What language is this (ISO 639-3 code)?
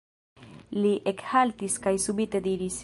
epo